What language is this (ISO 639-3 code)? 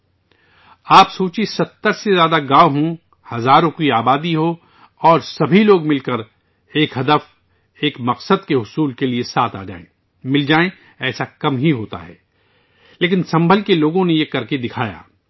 urd